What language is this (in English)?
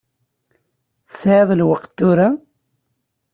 Kabyle